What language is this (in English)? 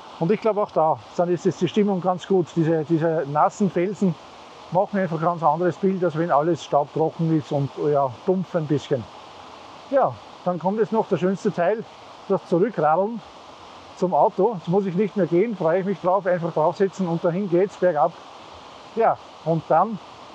German